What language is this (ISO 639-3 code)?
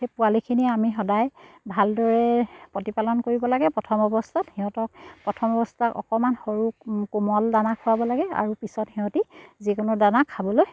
asm